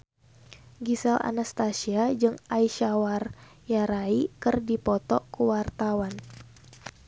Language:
Sundanese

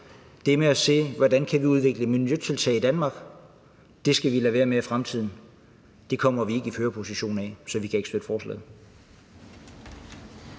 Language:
Danish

